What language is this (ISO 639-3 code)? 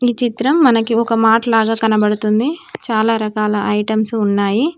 tel